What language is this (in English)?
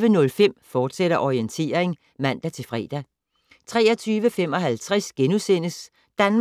Danish